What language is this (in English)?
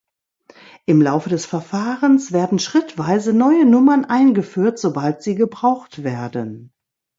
German